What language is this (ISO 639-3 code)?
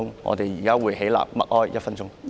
yue